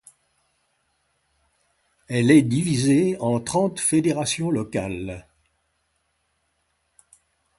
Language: French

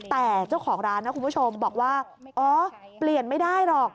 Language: Thai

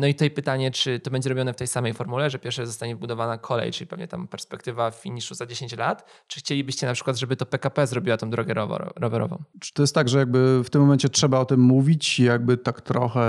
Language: Polish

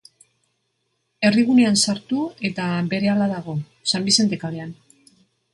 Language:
Basque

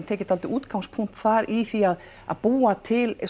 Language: Icelandic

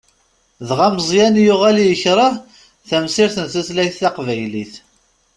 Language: Kabyle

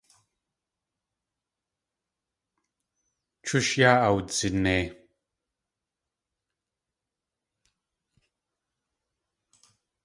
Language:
Tlingit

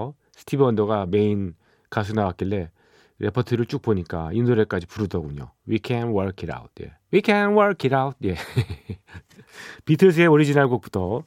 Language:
Korean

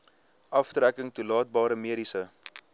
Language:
Afrikaans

